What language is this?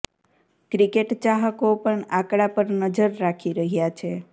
Gujarati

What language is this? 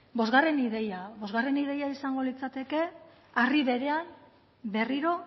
Basque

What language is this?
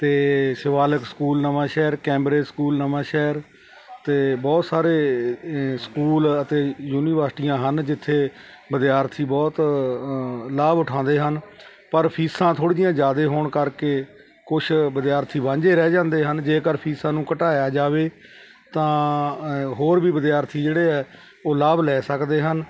Punjabi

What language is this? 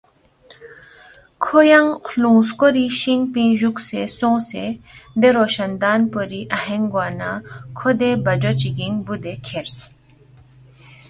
Balti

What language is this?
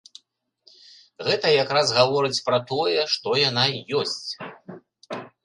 Belarusian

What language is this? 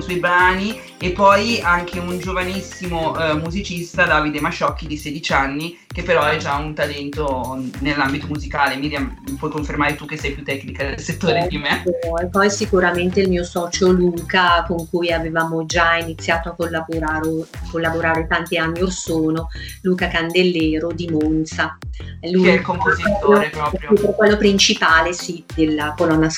Italian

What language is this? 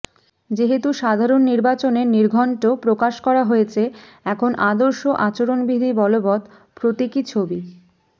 Bangla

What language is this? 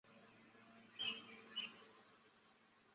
Chinese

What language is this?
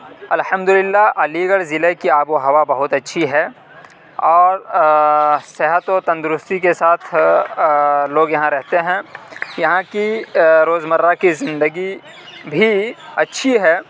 Urdu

